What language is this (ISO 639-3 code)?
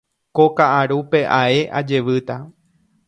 grn